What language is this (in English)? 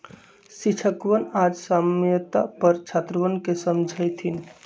Magahi